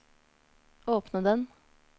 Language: Norwegian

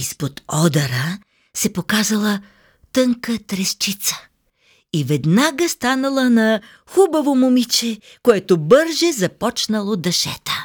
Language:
Bulgarian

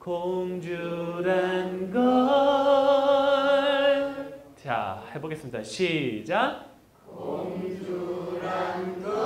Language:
Korean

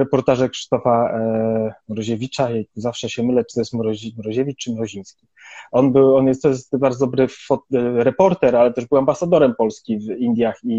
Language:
Polish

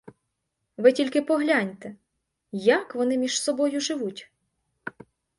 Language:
Ukrainian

